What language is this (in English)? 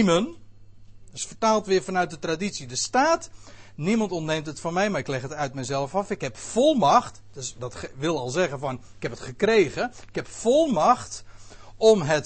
Dutch